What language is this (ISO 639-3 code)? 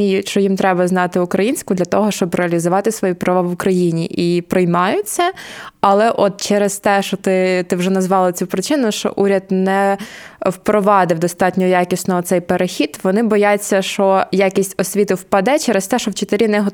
ukr